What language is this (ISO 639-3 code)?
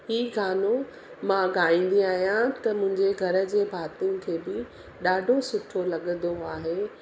snd